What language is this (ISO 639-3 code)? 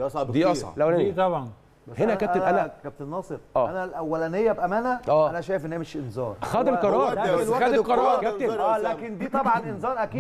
ara